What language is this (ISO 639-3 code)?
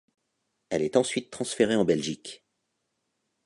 fra